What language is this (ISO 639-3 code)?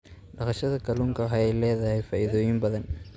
som